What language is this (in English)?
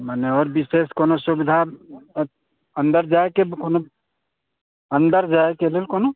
Maithili